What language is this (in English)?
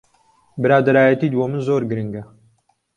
Central Kurdish